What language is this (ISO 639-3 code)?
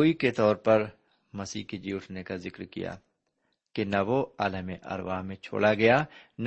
urd